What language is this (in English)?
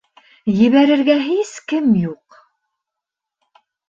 Bashkir